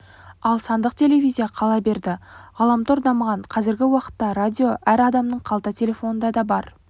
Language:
Kazakh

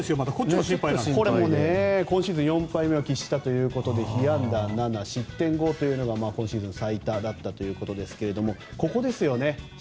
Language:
Japanese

